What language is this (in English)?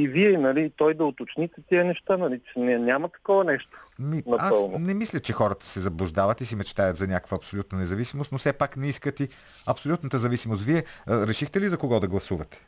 Bulgarian